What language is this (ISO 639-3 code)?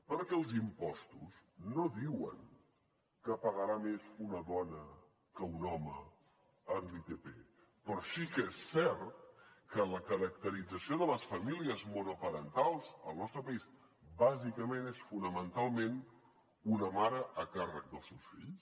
cat